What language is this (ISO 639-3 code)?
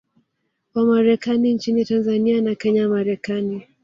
swa